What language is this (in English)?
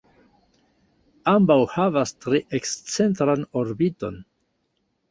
Esperanto